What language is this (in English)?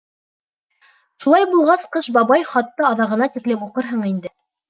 Bashkir